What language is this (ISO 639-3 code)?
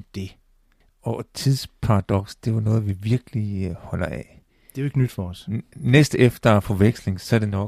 dan